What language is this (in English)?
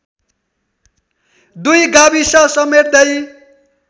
Nepali